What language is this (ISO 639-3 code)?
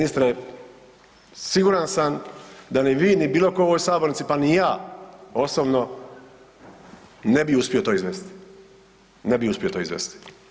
hrv